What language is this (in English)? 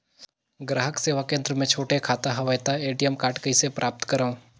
Chhattisgarhi